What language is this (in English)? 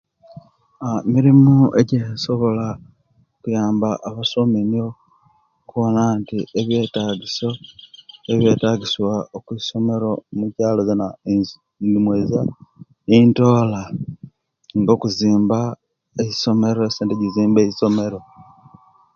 Kenyi